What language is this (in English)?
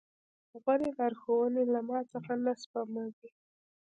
Pashto